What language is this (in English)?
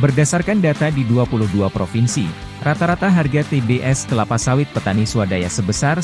Indonesian